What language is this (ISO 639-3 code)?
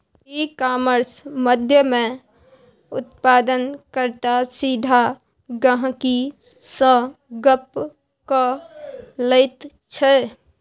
mai